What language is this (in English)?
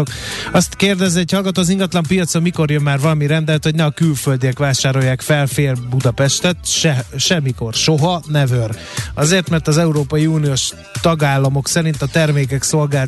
Hungarian